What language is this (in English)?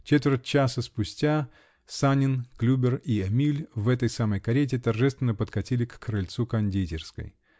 Russian